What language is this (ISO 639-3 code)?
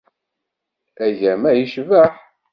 kab